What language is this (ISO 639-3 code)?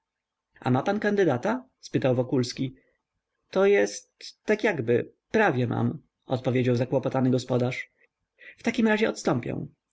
pol